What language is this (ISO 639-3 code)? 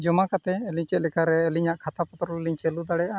sat